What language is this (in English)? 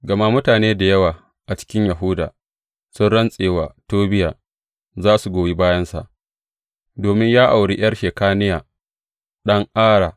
Hausa